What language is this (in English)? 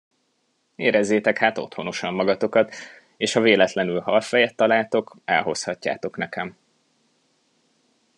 Hungarian